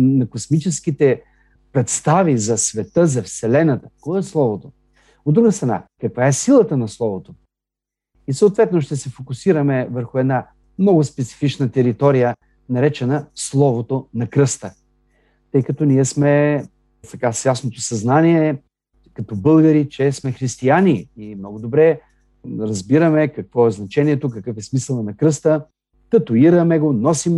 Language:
Bulgarian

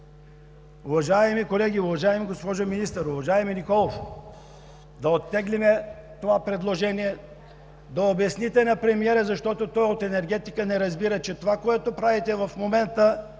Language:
Bulgarian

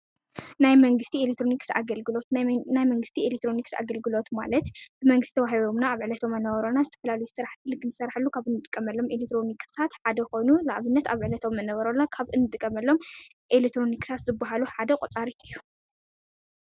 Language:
Tigrinya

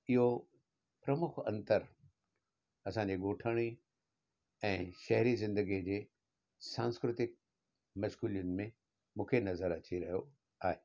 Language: Sindhi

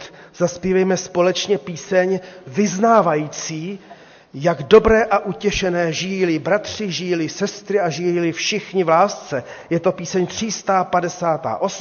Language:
Czech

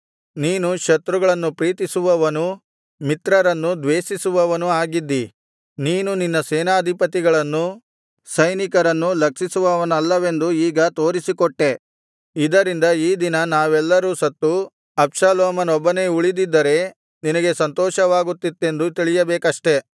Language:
Kannada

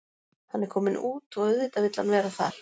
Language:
Icelandic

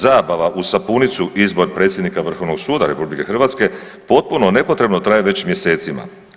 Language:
Croatian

